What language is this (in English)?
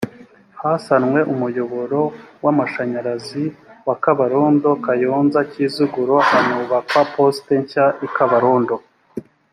Kinyarwanda